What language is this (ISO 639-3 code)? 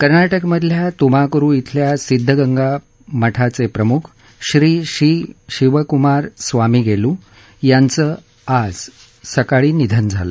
mar